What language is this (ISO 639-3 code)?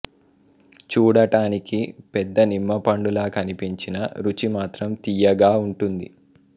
tel